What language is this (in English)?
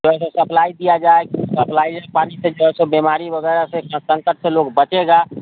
Hindi